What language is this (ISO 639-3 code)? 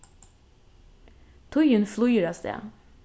fao